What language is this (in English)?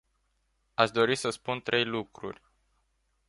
Romanian